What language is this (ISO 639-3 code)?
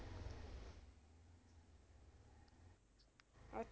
pan